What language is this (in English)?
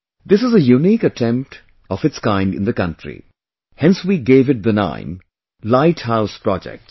English